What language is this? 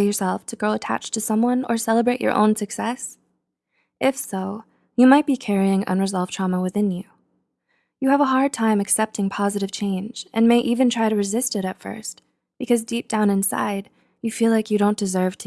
English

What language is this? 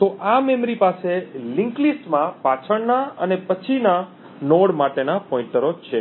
Gujarati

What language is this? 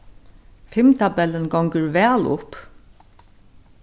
Faroese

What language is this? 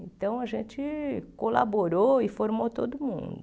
Portuguese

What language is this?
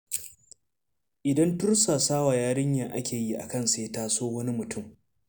Hausa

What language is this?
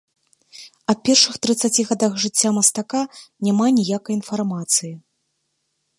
Belarusian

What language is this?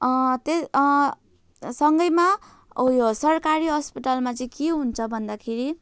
Nepali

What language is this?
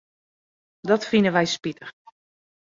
Western Frisian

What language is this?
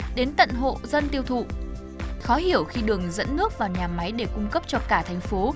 Vietnamese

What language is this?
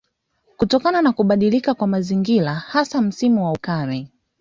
Swahili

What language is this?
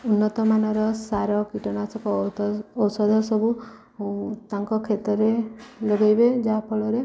Odia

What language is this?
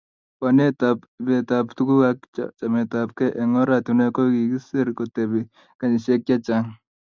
Kalenjin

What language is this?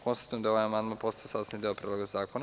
Serbian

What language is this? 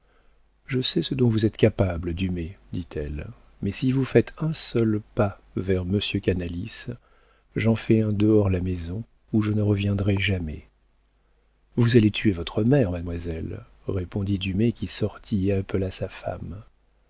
French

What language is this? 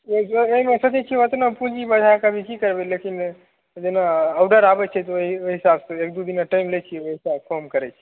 Maithili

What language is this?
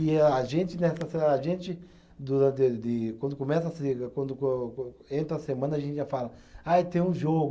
Portuguese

